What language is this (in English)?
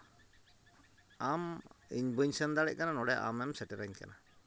Santali